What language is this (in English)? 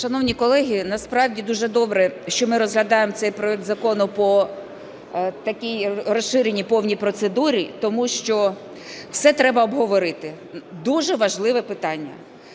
Ukrainian